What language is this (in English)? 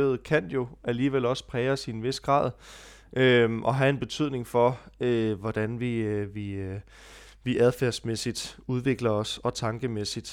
Danish